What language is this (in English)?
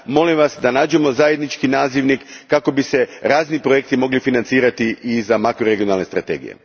Croatian